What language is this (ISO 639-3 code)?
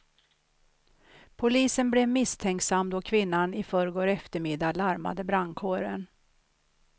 swe